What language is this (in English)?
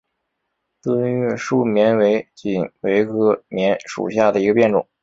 Chinese